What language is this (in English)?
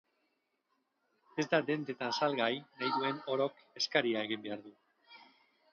Basque